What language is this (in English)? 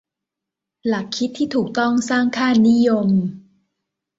Thai